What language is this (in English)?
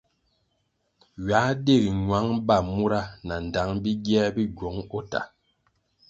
Kwasio